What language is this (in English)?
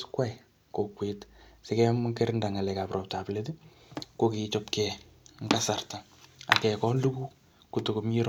Kalenjin